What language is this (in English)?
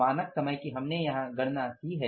Hindi